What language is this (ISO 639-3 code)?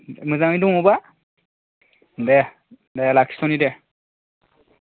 brx